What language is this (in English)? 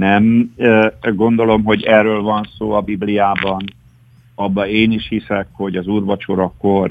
Hungarian